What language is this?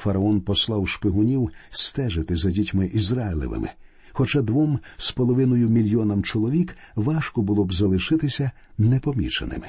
Ukrainian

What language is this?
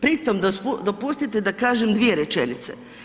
Croatian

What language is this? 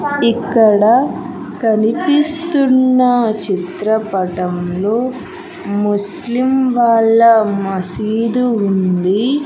Telugu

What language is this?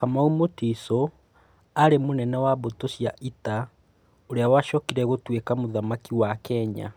Kikuyu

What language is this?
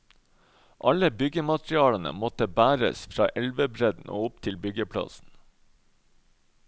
Norwegian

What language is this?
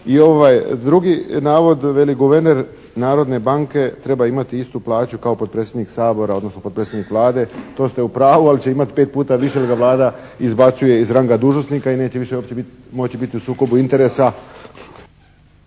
Croatian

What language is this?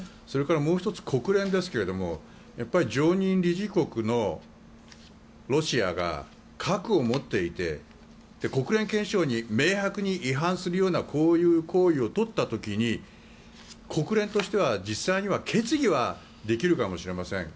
Japanese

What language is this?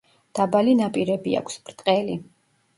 Georgian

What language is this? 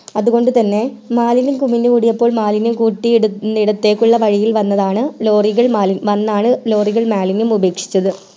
Malayalam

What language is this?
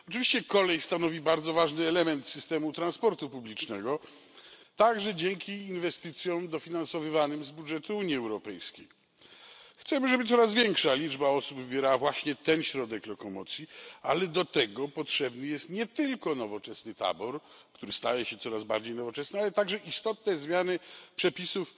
Polish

